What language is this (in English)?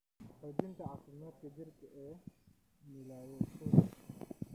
Somali